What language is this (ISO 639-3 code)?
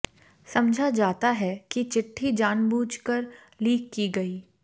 hin